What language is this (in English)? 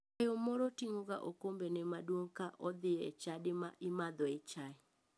Luo (Kenya and Tanzania)